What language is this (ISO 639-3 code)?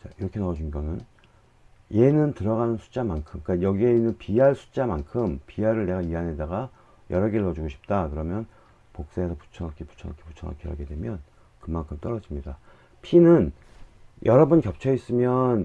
kor